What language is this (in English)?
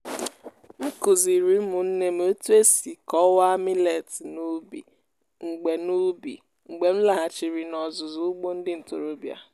Igbo